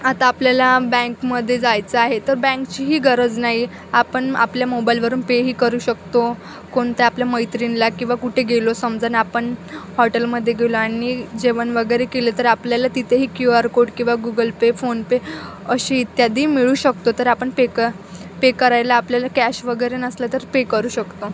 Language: Marathi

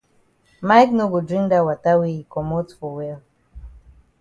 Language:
Cameroon Pidgin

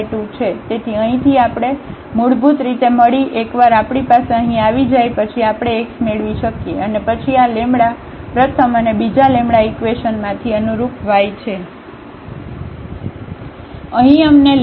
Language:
Gujarati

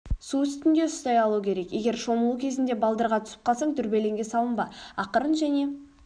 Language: Kazakh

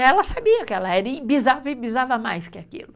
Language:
Portuguese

